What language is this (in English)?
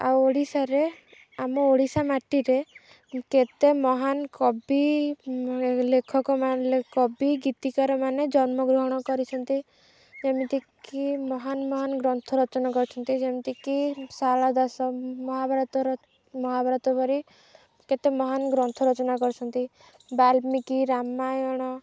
Odia